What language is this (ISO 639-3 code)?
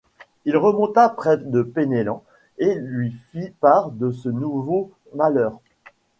fra